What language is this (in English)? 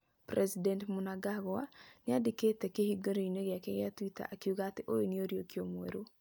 Kikuyu